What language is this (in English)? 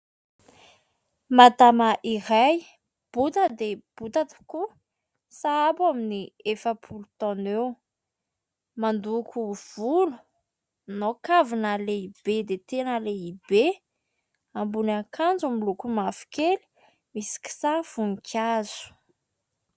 Malagasy